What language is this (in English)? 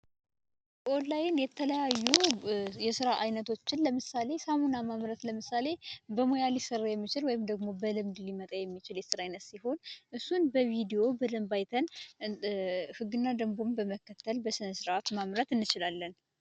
Amharic